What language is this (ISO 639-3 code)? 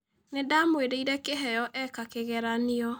kik